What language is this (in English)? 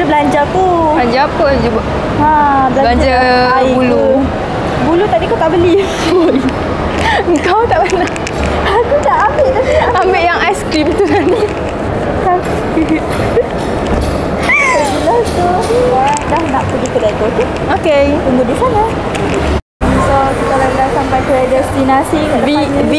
Malay